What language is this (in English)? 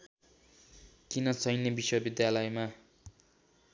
Nepali